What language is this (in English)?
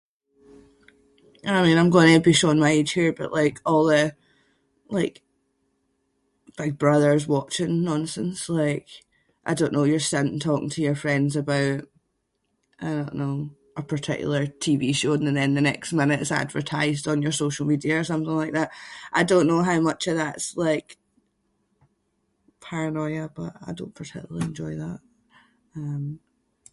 Scots